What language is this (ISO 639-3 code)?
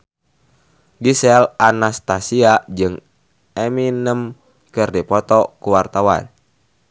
sun